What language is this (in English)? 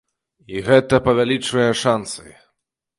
Belarusian